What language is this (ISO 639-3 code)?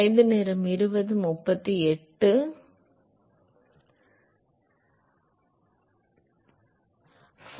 tam